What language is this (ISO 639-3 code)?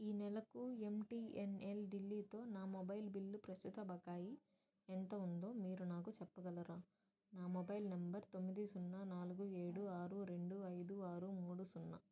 tel